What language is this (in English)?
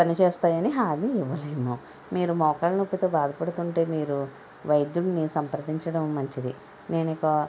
Telugu